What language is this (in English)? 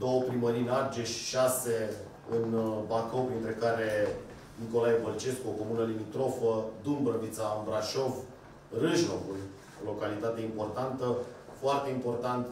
Romanian